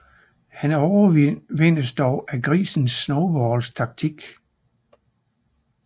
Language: Danish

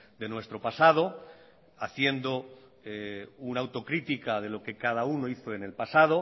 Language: Spanish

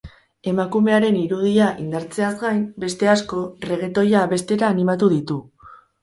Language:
Basque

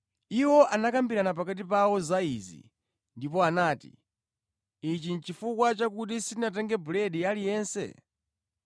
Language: Nyanja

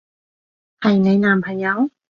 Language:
Cantonese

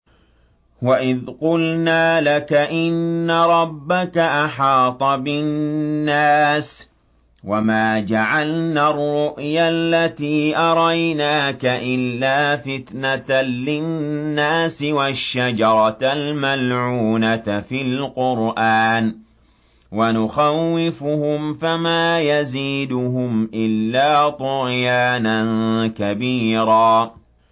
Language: Arabic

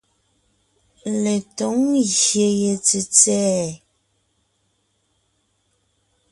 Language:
Ngiemboon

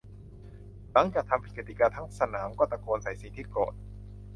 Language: Thai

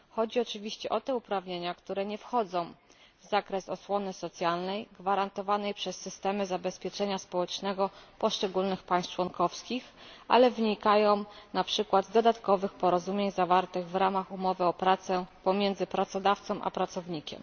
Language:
Polish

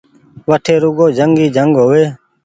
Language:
Goaria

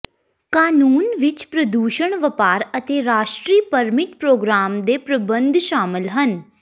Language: Punjabi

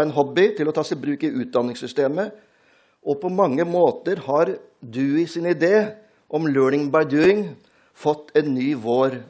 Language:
Norwegian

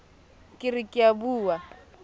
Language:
Southern Sotho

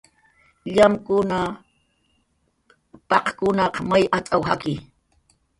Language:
Jaqaru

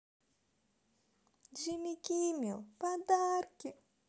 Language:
Russian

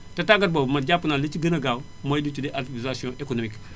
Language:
Wolof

